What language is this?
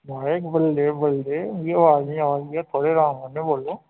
Dogri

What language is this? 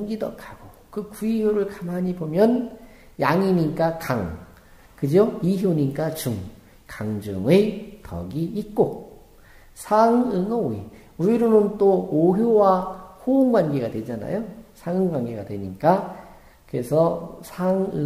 Korean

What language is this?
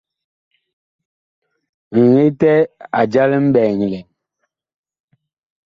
Bakoko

